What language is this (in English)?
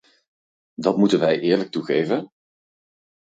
Dutch